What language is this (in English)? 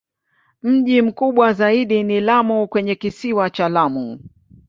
Swahili